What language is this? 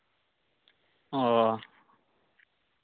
Santali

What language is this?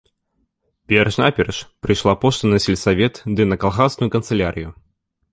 Belarusian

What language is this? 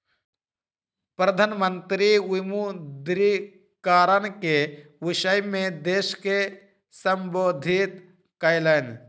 Maithili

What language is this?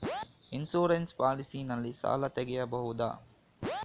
Kannada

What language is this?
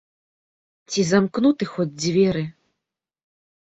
Belarusian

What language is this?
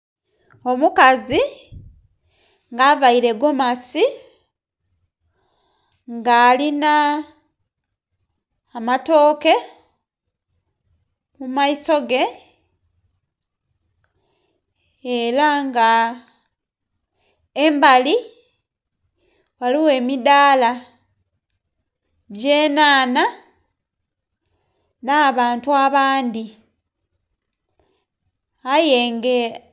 Soga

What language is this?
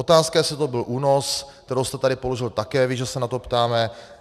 Czech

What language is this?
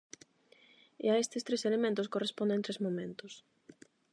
Galician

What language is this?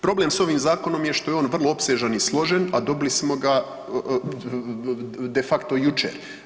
Croatian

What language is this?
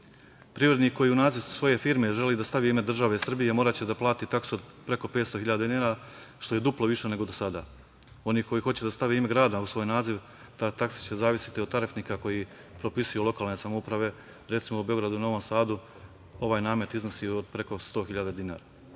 Serbian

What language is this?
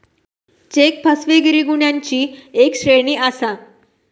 Marathi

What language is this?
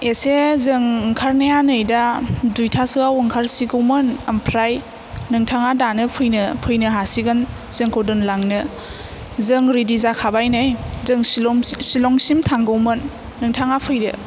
Bodo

